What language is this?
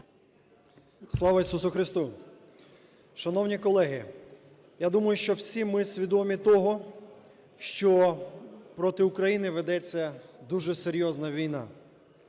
Ukrainian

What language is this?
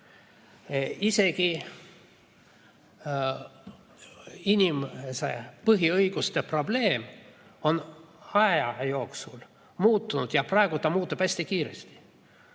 Estonian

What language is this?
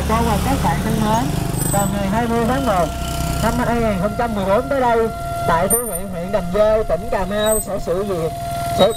Vietnamese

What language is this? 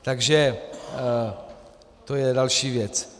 Czech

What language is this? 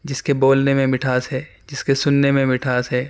Urdu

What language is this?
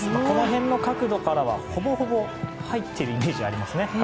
Japanese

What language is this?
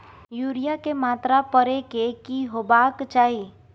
Maithili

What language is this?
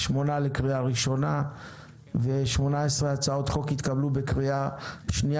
Hebrew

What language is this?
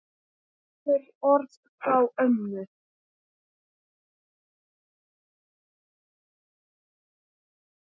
Icelandic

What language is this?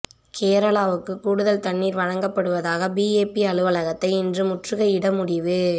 Tamil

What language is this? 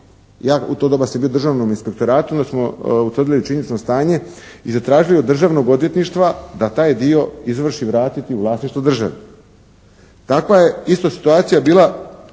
Croatian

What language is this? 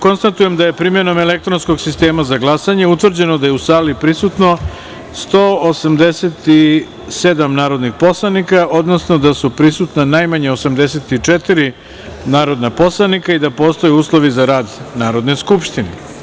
Serbian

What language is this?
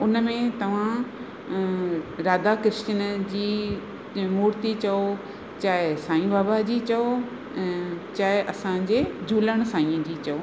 Sindhi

